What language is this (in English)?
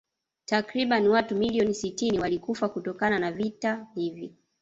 Swahili